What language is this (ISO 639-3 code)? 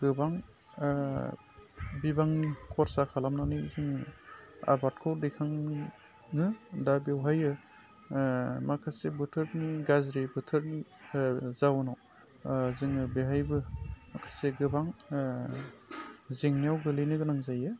brx